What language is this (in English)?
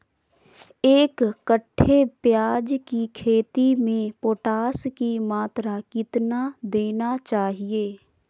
Magahi